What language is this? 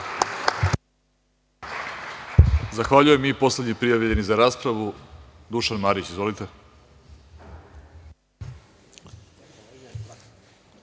Serbian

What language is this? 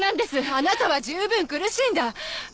Japanese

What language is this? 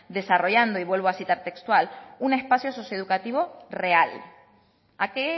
Spanish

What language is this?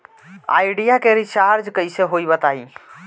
Bhojpuri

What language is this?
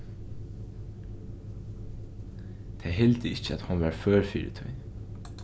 Faroese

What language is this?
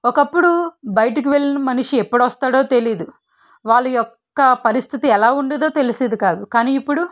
Telugu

